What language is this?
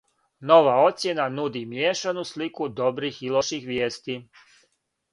Serbian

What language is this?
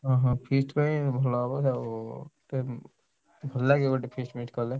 Odia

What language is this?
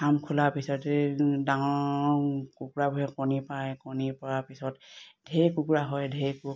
Assamese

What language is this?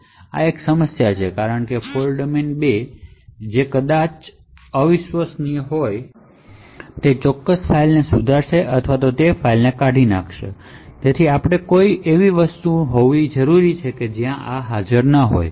Gujarati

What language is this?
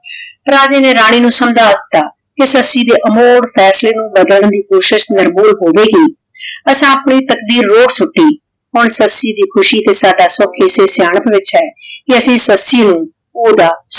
Punjabi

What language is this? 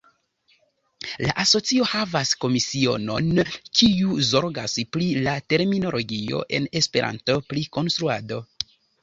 Esperanto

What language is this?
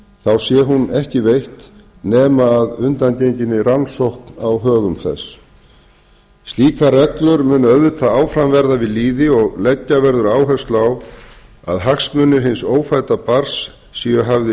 Icelandic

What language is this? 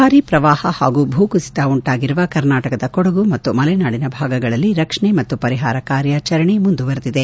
Kannada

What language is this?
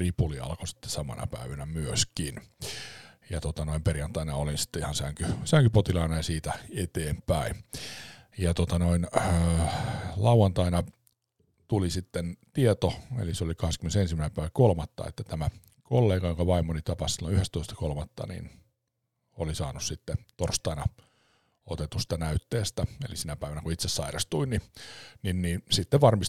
Finnish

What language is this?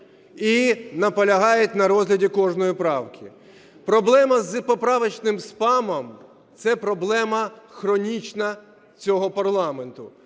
Ukrainian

